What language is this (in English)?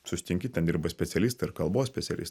Lithuanian